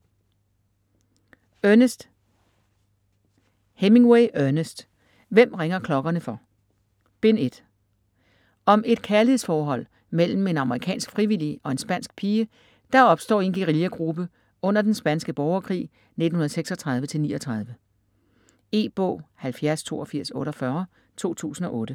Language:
Danish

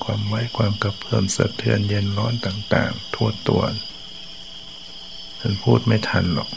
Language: Thai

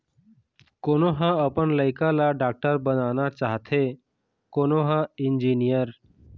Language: Chhattisgarhi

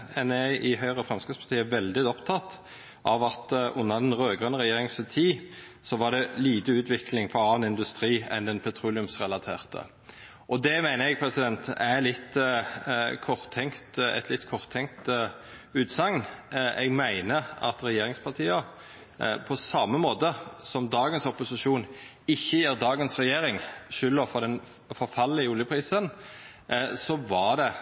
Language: Norwegian Nynorsk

